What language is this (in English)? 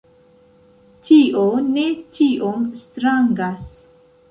Esperanto